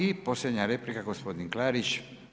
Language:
Croatian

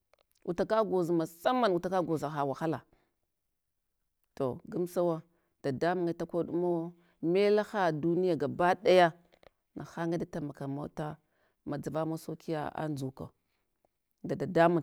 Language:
Hwana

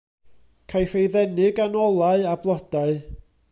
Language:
Welsh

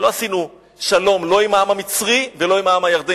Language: Hebrew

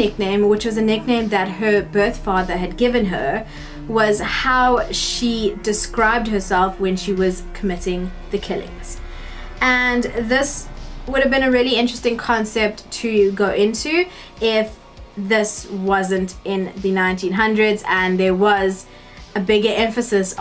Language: English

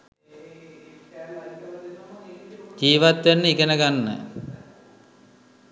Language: Sinhala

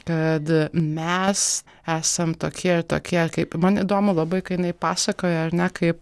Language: Lithuanian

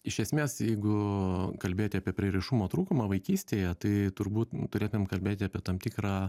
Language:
Lithuanian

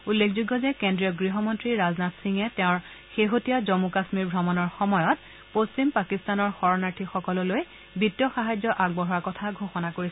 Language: Assamese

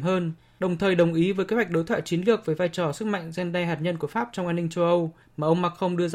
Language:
Vietnamese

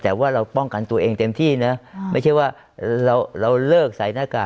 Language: Thai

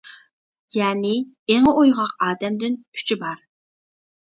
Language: Uyghur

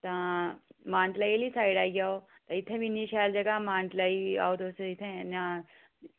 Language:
Dogri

